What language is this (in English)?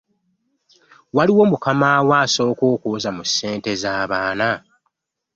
Ganda